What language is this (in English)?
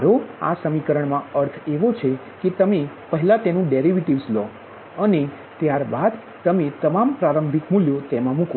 Gujarati